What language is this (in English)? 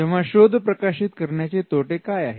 Marathi